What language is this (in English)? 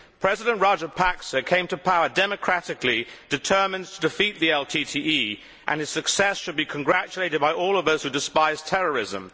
English